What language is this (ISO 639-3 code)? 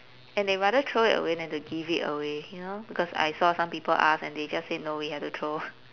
eng